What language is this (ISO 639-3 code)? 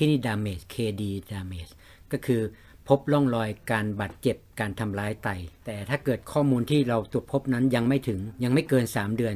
tha